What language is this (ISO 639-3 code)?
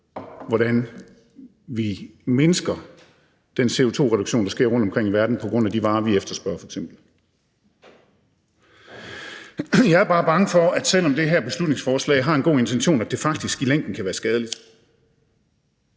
dan